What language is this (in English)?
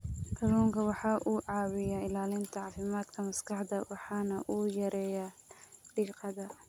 Somali